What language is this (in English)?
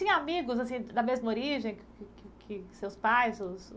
Portuguese